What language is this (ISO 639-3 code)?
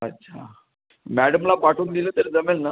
mar